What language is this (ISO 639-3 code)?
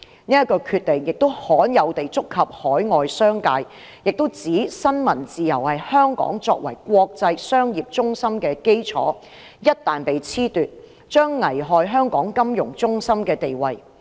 yue